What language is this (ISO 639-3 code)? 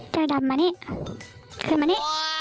tha